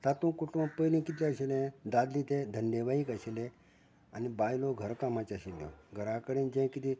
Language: Konkani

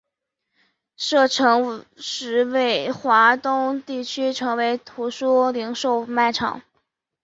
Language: Chinese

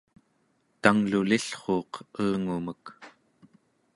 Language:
Central Yupik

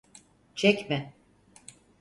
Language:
Turkish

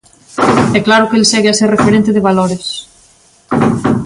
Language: Galician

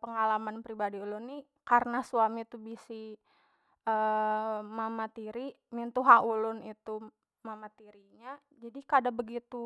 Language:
Banjar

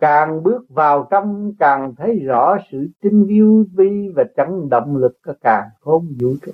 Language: Vietnamese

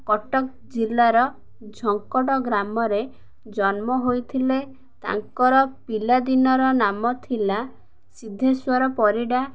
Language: Odia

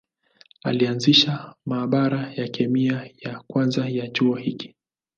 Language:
Swahili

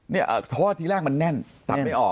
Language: Thai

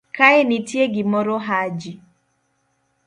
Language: Luo (Kenya and Tanzania)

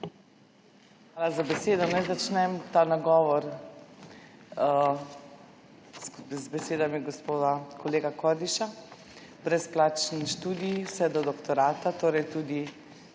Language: Slovenian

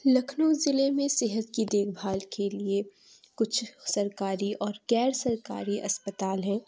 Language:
Urdu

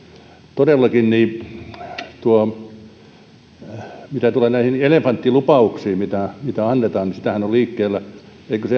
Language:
Finnish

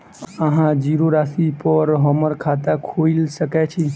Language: Maithili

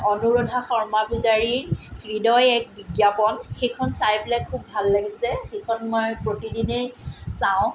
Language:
Assamese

